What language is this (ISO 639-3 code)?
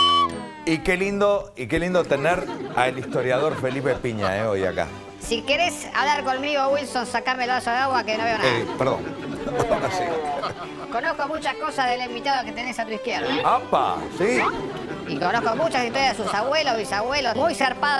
spa